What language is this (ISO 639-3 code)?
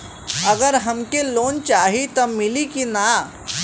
bho